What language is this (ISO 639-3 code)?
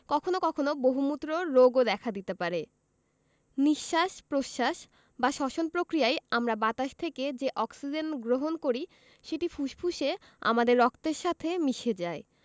ben